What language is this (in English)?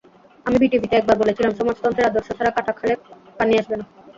Bangla